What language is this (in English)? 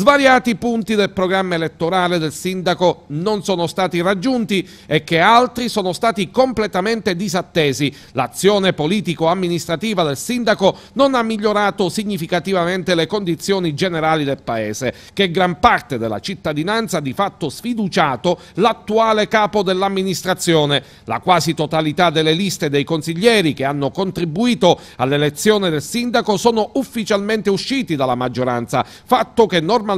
Italian